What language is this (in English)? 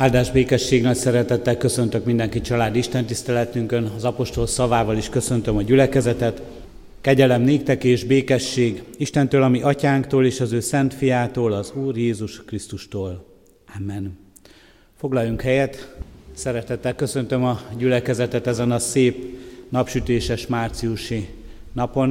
Hungarian